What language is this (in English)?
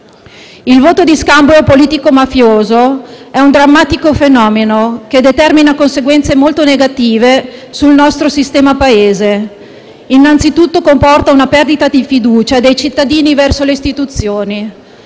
Italian